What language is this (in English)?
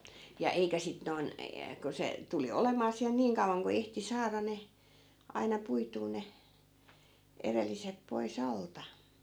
Finnish